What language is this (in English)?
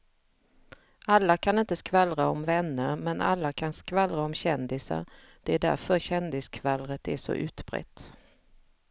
Swedish